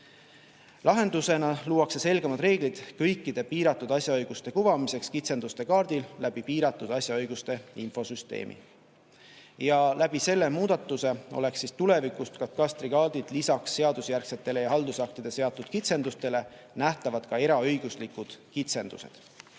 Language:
Estonian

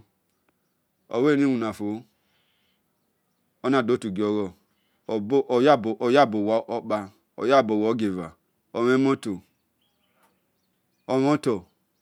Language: Esan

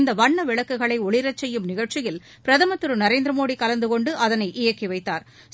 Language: Tamil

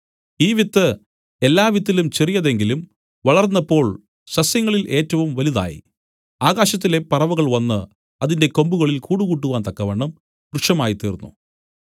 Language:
Malayalam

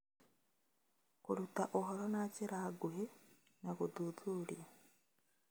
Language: Kikuyu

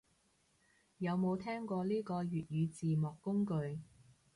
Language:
Cantonese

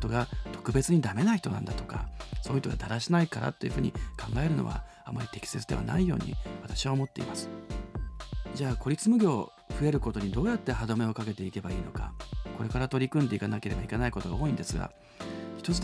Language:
Japanese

